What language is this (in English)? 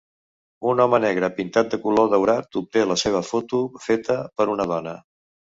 Catalan